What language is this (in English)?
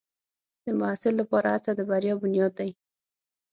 Pashto